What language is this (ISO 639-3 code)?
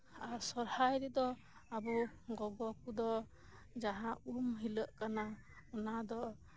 sat